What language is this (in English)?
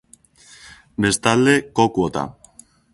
Basque